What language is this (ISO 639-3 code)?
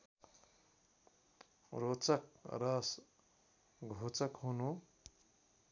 nep